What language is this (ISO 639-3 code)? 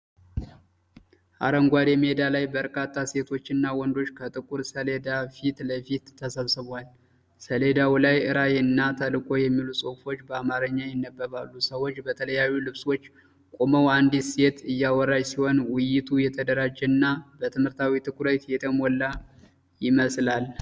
amh